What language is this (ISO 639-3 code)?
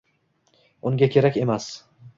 uzb